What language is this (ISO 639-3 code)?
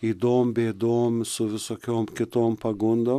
lit